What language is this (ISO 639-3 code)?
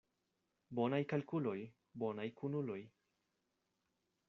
epo